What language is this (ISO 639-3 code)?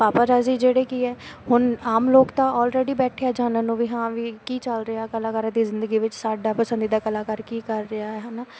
pan